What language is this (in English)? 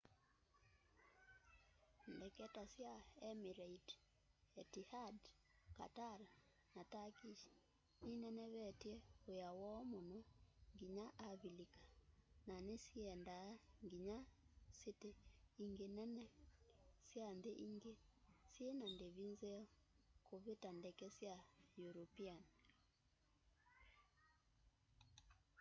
Kamba